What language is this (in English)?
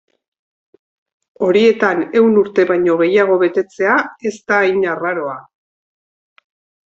Basque